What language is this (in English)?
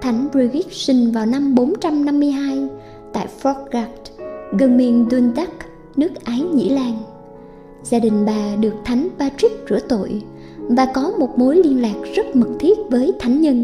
Vietnamese